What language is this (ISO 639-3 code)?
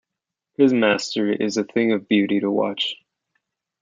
eng